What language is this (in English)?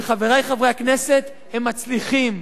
Hebrew